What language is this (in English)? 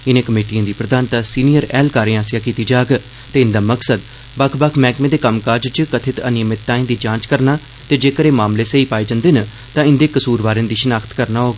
Dogri